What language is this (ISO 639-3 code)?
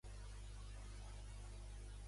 cat